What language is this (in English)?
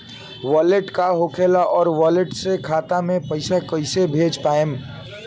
Bhojpuri